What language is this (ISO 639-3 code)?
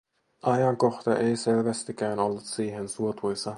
fin